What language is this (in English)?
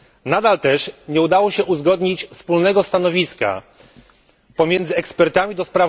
Polish